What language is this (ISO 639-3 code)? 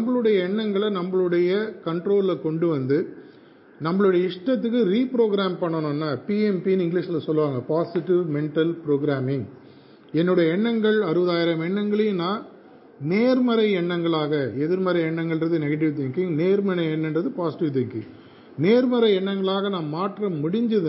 tam